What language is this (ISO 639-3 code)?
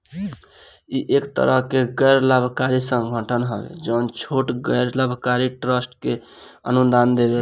bho